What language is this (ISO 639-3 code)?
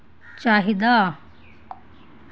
doi